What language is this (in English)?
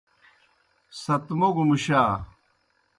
Kohistani Shina